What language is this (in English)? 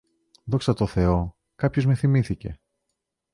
Greek